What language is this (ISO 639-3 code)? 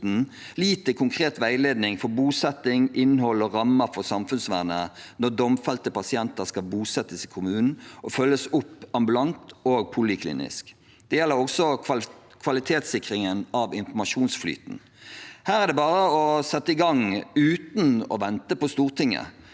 nor